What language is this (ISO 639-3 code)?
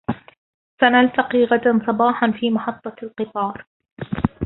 ara